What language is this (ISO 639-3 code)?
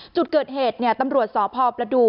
tha